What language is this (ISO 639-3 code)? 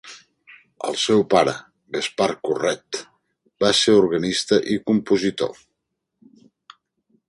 cat